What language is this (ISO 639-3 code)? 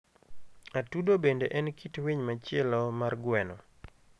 luo